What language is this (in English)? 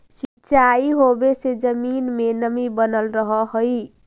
Magahi